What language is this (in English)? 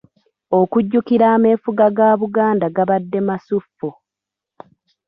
Ganda